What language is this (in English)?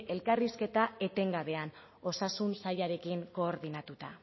Basque